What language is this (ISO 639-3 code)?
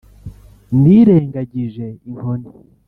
kin